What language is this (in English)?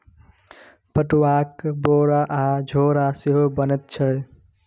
Maithili